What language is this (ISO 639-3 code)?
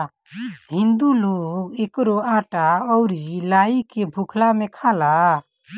bho